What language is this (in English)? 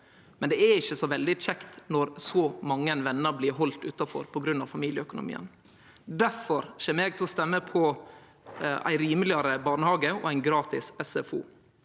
Norwegian